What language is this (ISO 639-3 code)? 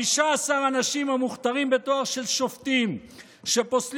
heb